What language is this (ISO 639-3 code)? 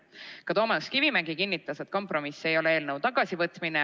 est